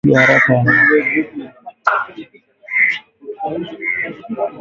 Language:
Swahili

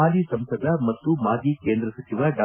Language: Kannada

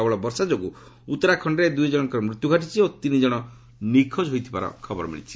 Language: Odia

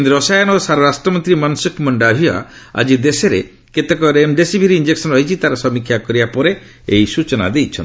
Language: Odia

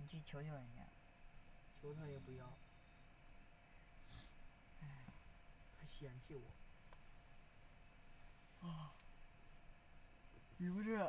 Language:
Chinese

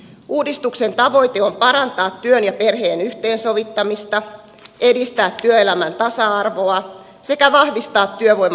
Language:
Finnish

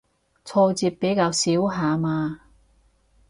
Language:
Cantonese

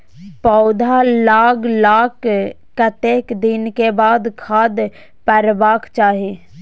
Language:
Maithili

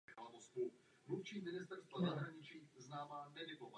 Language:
Czech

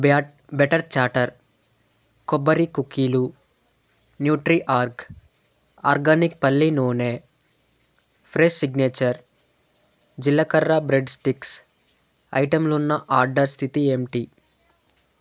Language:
Telugu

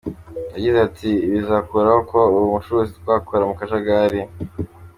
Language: Kinyarwanda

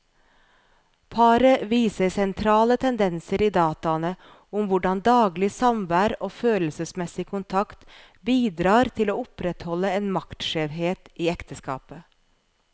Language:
Norwegian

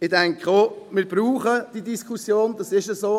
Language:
Swiss German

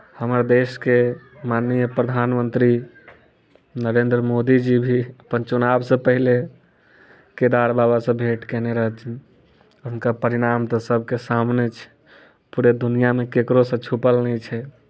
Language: Maithili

